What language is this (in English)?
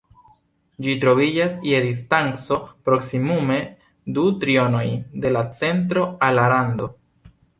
Esperanto